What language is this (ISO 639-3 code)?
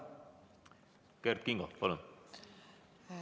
est